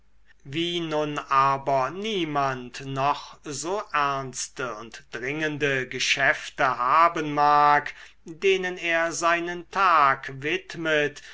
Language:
German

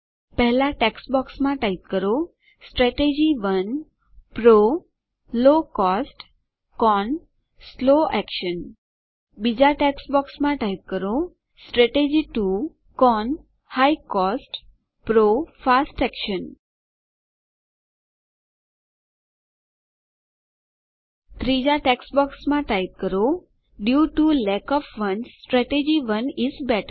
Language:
Gujarati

